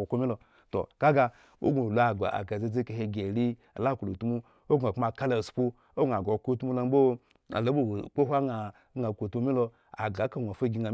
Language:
Eggon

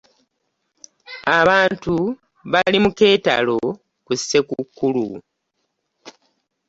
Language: Ganda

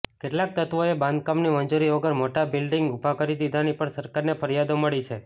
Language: Gujarati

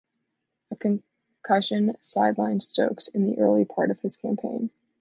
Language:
English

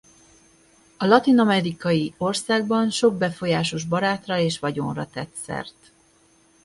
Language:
Hungarian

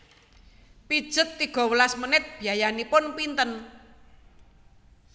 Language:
Javanese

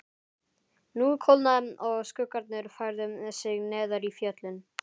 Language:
Icelandic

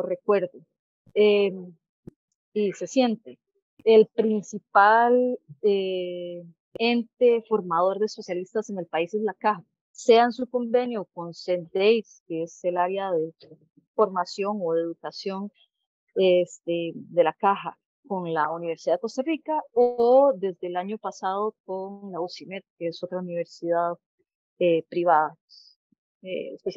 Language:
Spanish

